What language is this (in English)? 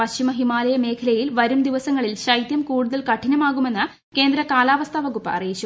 Malayalam